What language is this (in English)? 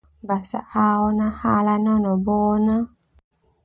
Termanu